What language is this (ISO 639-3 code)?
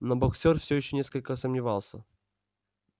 rus